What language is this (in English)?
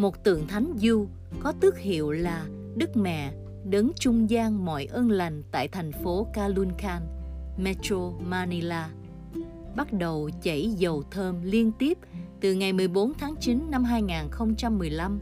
Vietnamese